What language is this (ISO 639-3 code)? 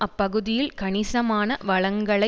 tam